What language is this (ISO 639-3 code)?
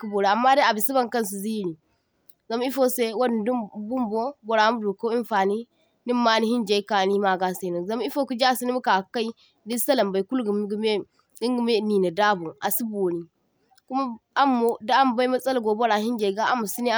dje